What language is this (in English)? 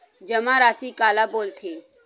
Chhattisgarhi